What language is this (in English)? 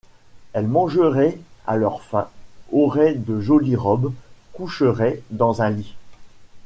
French